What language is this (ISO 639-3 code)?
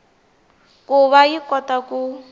tso